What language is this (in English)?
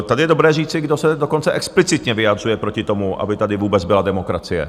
Czech